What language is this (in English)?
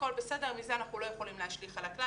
Hebrew